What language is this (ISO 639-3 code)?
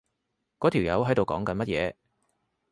yue